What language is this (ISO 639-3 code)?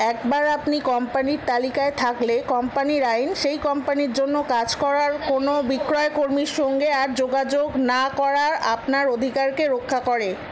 ben